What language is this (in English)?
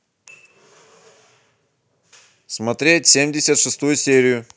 Russian